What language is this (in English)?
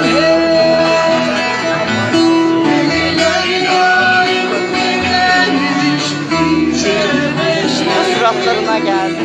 Turkish